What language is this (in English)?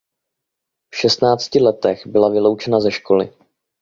Czech